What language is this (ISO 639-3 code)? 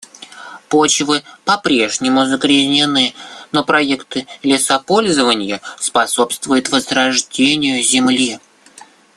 rus